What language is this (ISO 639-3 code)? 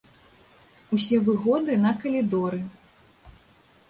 bel